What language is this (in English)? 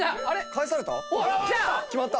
Japanese